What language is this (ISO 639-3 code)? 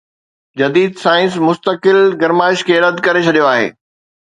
snd